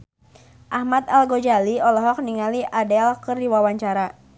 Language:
Sundanese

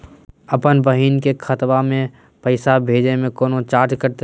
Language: Magahi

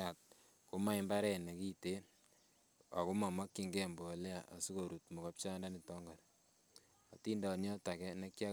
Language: Kalenjin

